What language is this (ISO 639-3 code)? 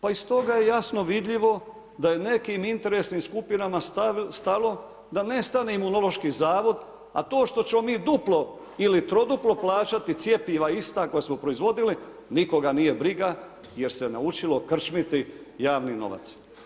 hrv